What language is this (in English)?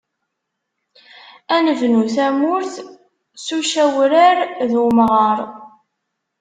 Kabyle